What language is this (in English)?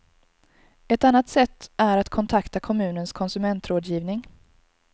Swedish